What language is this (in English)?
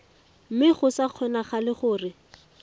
Tswana